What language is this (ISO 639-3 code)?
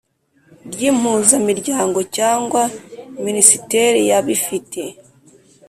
kin